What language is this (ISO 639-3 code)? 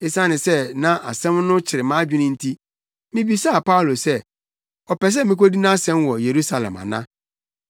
aka